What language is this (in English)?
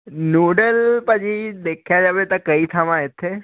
Punjabi